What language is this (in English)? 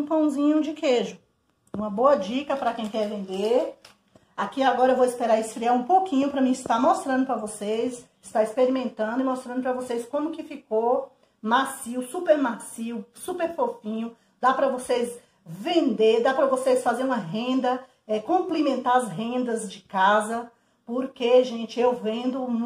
Portuguese